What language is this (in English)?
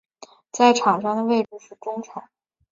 Chinese